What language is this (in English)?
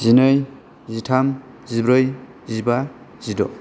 Bodo